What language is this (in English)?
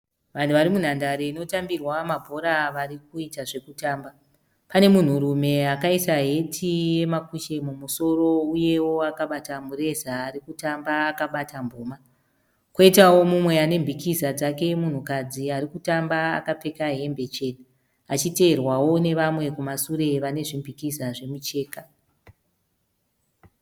Shona